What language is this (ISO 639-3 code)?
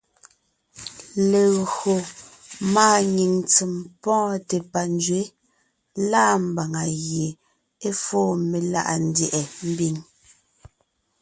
nnh